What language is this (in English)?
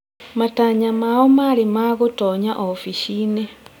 Kikuyu